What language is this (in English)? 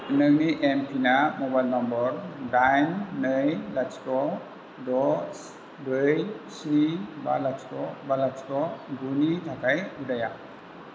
Bodo